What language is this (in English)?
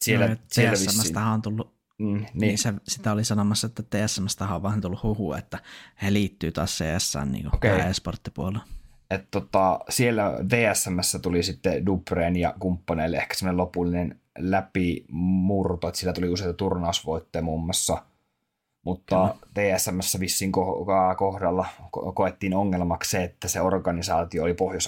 Finnish